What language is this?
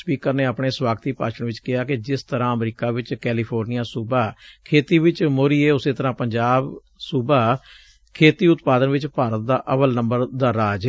Punjabi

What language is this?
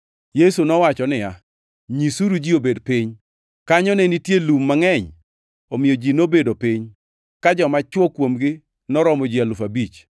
Luo (Kenya and Tanzania)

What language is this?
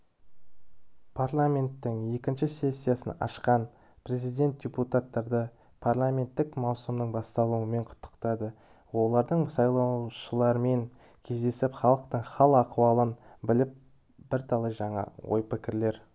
Kazakh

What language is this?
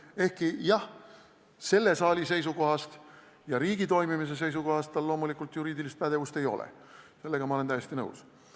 Estonian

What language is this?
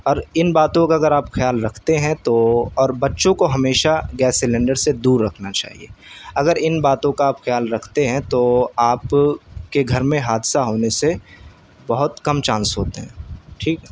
Urdu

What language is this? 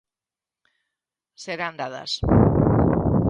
Galician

